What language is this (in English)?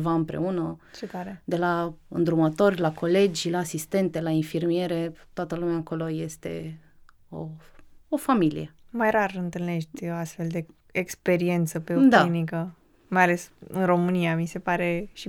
Romanian